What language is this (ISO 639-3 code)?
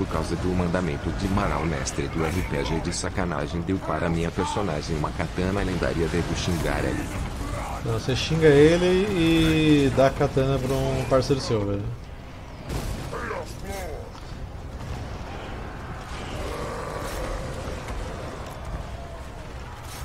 por